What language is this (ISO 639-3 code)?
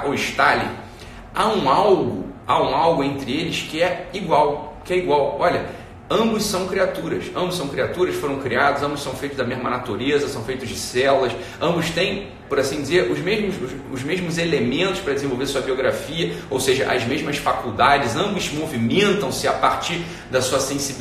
por